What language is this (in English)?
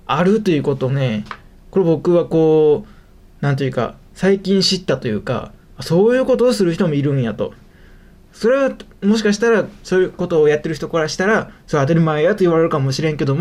Japanese